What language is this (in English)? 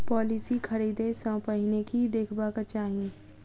Maithili